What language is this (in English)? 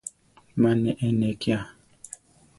Central Tarahumara